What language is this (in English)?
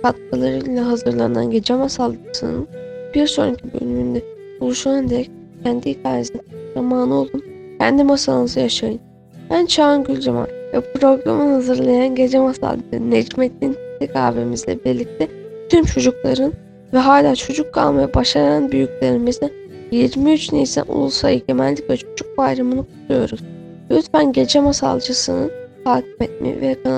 Turkish